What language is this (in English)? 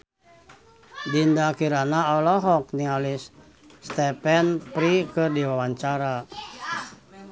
Sundanese